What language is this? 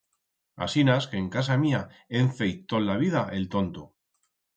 Aragonese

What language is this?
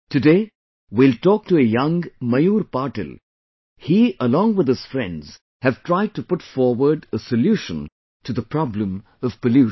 English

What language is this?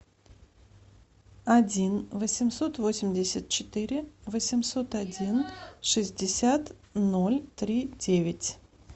Russian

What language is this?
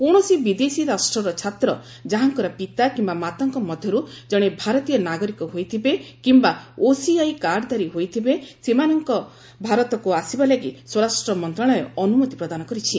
Odia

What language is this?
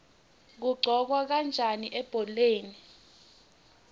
Swati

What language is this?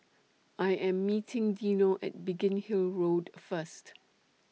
English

